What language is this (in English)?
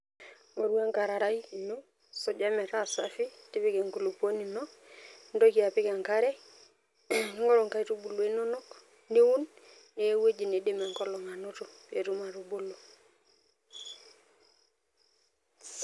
Masai